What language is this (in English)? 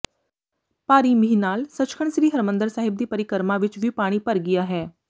Punjabi